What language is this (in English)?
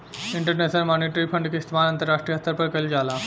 Bhojpuri